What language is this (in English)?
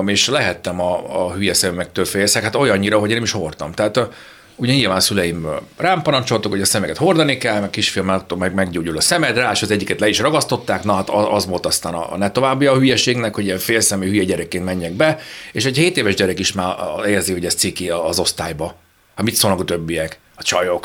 Hungarian